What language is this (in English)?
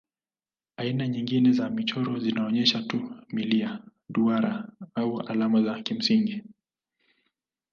Swahili